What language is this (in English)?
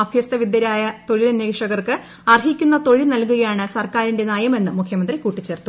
Malayalam